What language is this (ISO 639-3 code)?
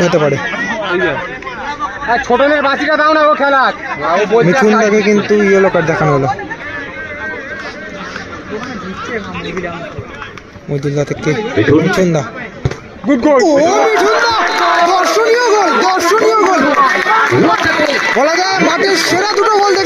ben